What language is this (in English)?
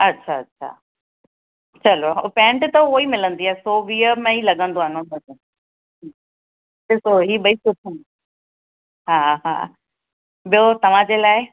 Sindhi